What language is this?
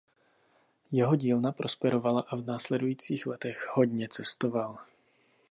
Czech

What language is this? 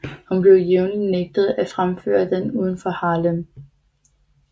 Danish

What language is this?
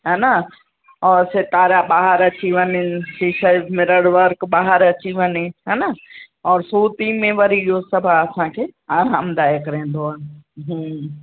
Sindhi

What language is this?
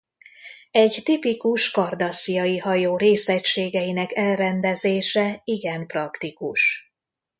Hungarian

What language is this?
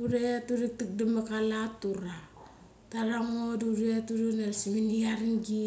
Mali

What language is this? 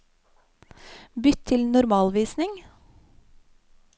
Norwegian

